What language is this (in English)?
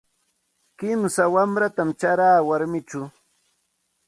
Santa Ana de Tusi Pasco Quechua